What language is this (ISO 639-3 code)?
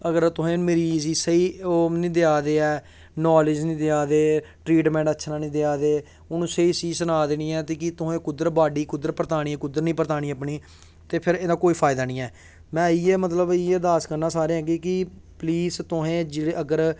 doi